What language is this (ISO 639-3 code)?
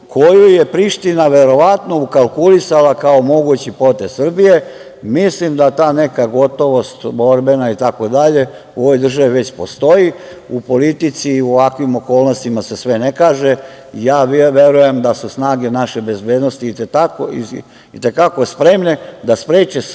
srp